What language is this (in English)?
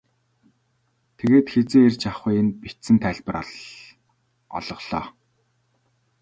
Mongolian